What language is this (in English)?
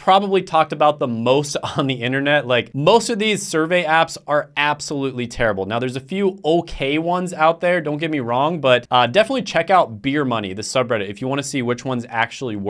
English